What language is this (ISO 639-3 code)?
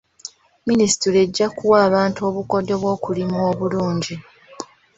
lug